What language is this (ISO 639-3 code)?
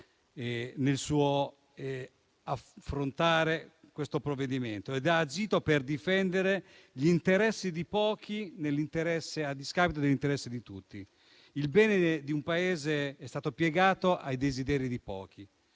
ita